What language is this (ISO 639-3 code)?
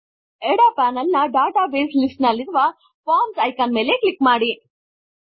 kan